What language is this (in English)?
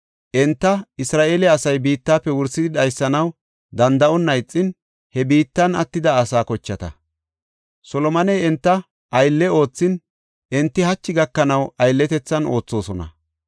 Gofa